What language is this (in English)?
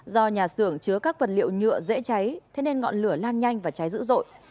Vietnamese